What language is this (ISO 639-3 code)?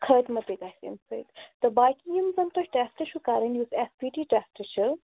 kas